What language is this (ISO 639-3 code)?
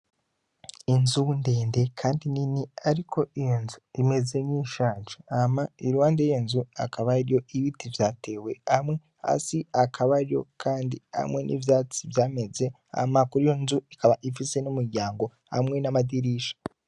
run